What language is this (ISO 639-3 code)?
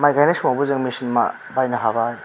brx